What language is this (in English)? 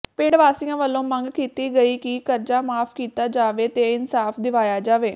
Punjabi